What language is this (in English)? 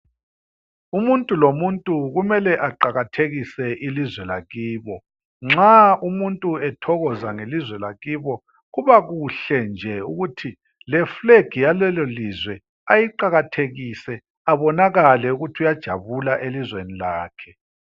North Ndebele